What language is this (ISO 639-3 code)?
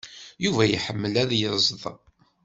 kab